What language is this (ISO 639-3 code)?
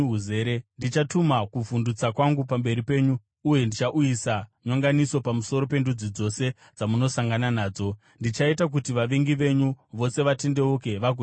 sna